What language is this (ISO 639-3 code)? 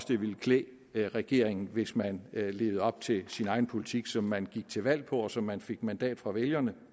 dan